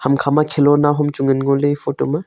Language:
Wancho Naga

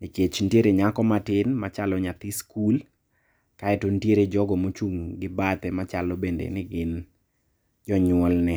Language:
Luo (Kenya and Tanzania)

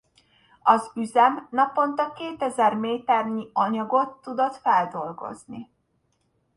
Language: Hungarian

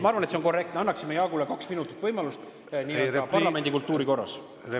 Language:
Estonian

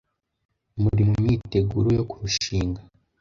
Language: Kinyarwanda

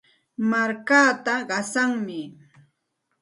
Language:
Santa Ana de Tusi Pasco Quechua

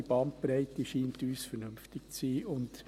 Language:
Swiss German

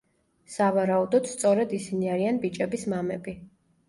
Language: Georgian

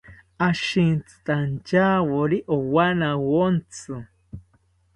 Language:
South Ucayali Ashéninka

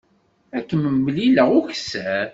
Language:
Kabyle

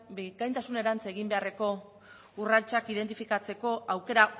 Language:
Basque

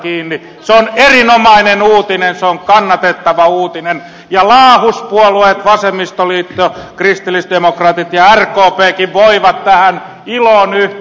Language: Finnish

